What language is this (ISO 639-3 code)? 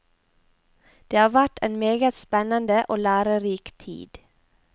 nor